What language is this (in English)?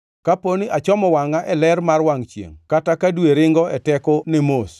Luo (Kenya and Tanzania)